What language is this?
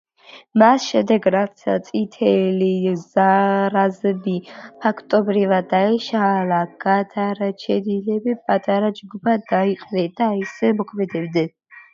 Georgian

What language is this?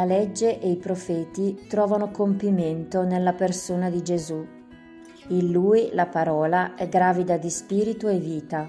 Italian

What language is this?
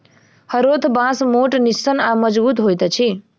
Maithili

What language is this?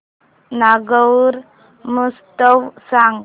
Marathi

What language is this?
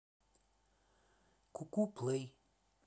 Russian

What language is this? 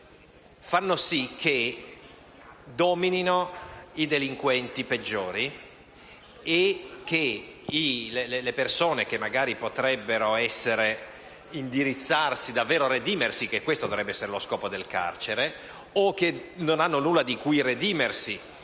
Italian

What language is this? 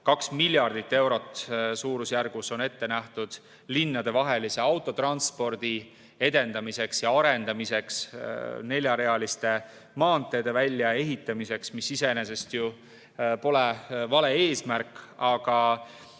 Estonian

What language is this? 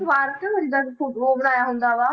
Punjabi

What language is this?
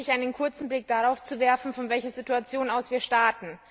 German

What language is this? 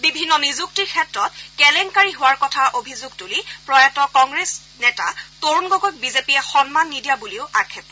Assamese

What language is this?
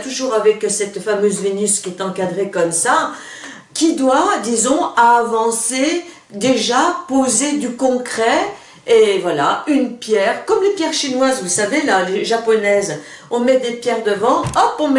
French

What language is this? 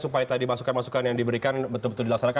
Indonesian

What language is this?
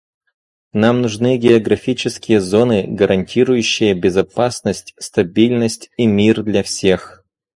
Russian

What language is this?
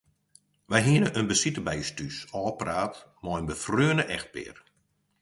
Western Frisian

